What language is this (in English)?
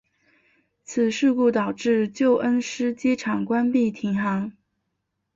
Chinese